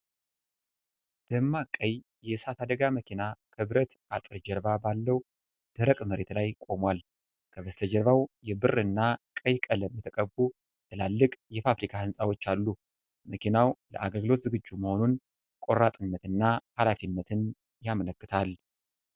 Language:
Amharic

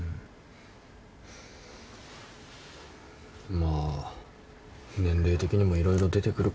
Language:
Japanese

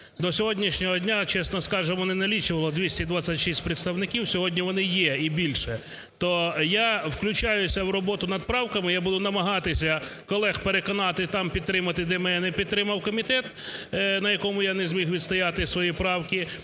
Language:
Ukrainian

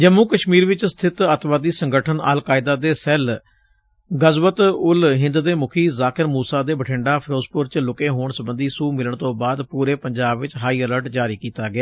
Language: Punjabi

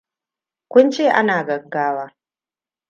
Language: Hausa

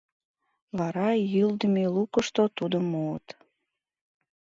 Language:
Mari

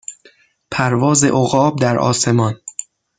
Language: Persian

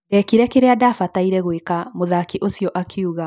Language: Kikuyu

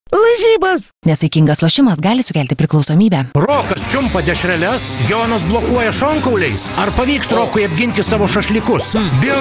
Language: Lithuanian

